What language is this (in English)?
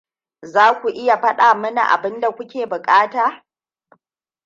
Hausa